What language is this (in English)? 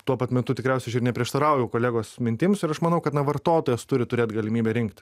Lithuanian